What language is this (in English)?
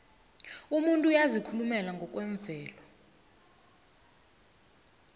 South Ndebele